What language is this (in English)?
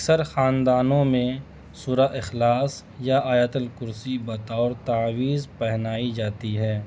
Urdu